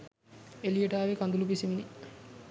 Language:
Sinhala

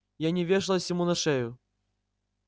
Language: Russian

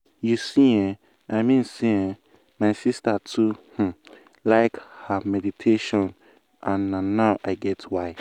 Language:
Nigerian Pidgin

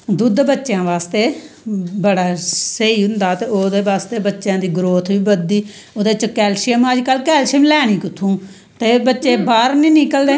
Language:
Dogri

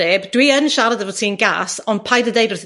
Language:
Welsh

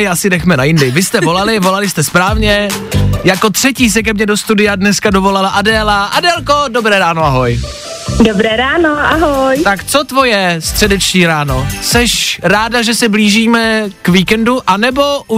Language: Czech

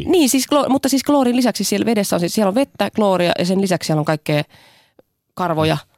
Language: Finnish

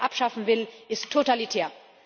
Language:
German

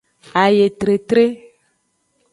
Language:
Aja (Benin)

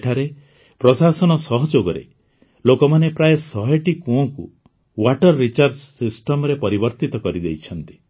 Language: Odia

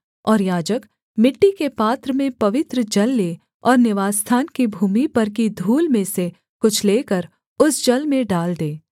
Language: Hindi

